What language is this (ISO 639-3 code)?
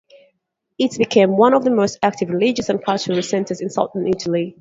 eng